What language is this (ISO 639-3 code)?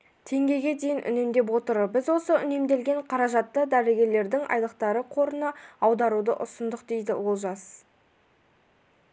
kaz